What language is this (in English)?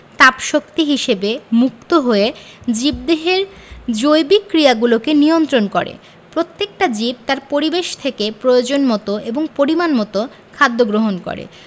Bangla